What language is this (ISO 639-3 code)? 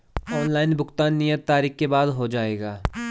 hin